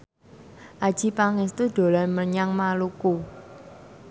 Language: Javanese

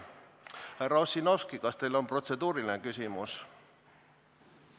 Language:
Estonian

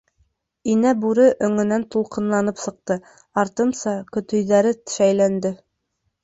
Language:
Bashkir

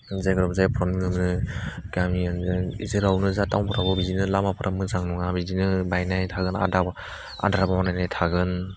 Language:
Bodo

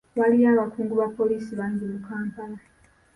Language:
Ganda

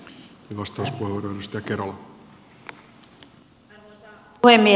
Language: Finnish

